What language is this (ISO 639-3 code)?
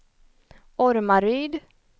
swe